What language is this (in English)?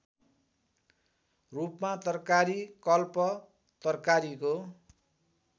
Nepali